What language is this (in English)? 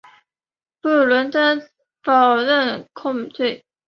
Chinese